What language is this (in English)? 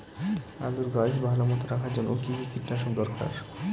Bangla